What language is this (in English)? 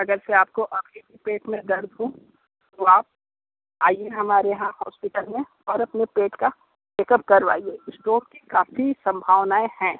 Hindi